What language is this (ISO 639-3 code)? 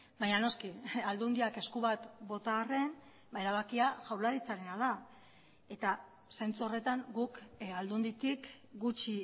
eus